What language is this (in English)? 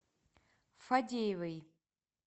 Russian